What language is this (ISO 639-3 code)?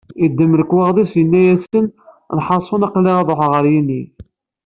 kab